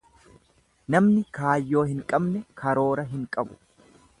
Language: Oromo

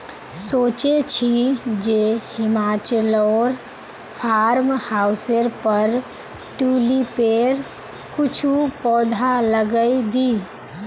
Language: Magahi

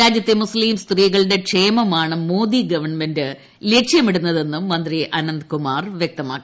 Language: Malayalam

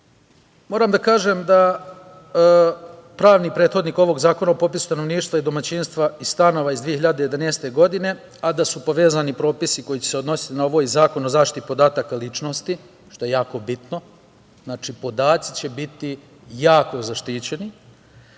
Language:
Serbian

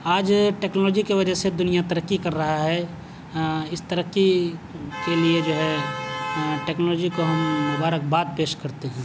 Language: Urdu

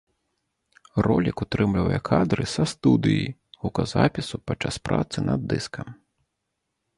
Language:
Belarusian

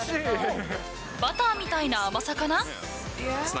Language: Japanese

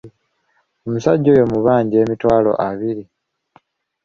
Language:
Ganda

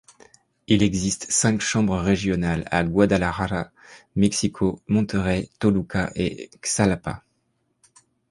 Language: French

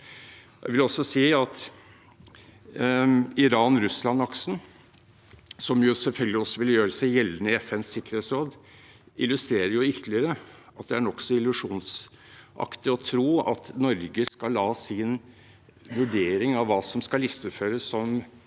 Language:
Norwegian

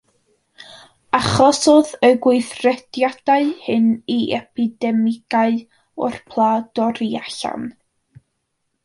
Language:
Welsh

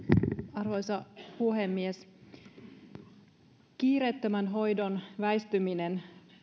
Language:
Finnish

